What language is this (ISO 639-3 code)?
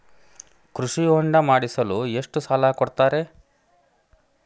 kan